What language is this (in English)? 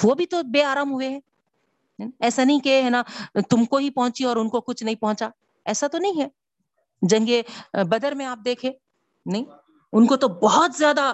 Urdu